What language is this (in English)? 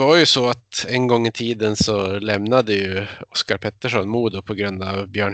Swedish